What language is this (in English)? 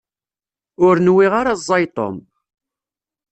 Kabyle